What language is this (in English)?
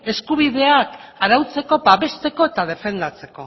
Basque